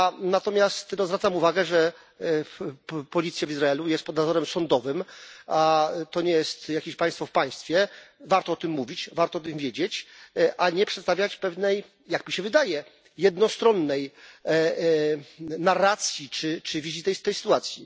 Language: Polish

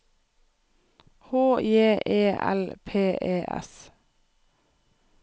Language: Norwegian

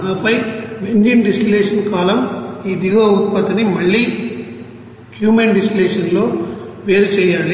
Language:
Telugu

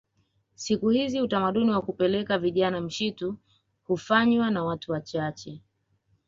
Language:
Swahili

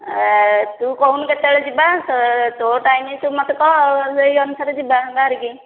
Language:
Odia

